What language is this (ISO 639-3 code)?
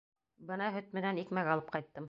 bak